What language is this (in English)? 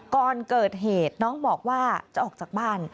Thai